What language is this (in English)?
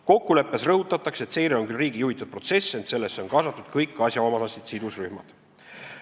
Estonian